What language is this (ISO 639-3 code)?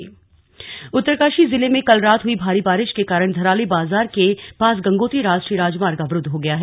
hin